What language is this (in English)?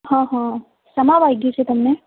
Gujarati